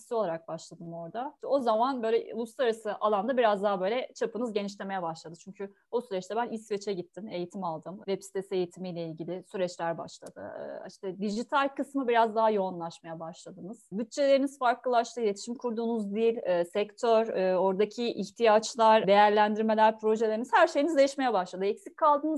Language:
Turkish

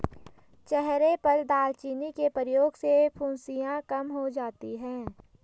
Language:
Hindi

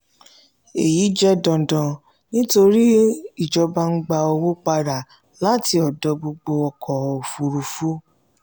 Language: Yoruba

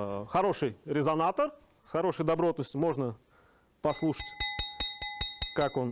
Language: Russian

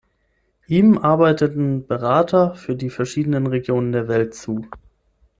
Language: German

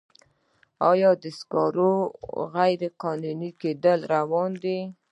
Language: Pashto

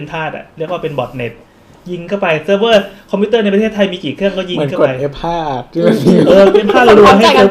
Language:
Thai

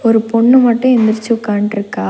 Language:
Tamil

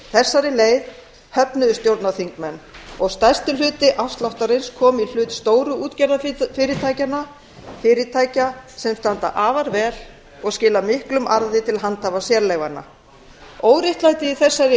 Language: Icelandic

